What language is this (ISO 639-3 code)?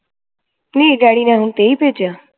pan